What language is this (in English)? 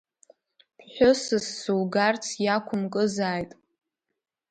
Abkhazian